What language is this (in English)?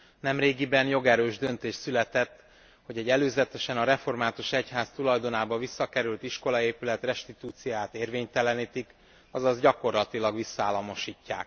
Hungarian